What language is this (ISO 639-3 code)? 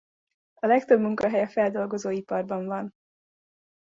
hun